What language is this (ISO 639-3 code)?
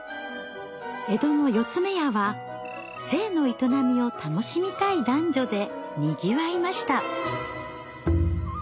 jpn